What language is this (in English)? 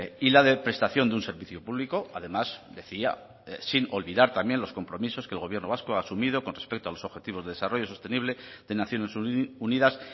Spanish